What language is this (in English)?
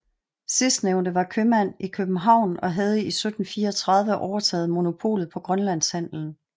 Danish